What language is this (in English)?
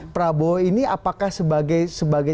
Indonesian